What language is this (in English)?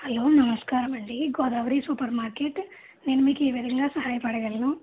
Telugu